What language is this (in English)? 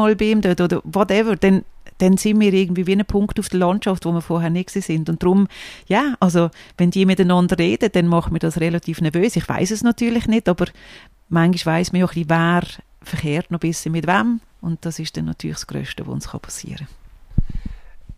German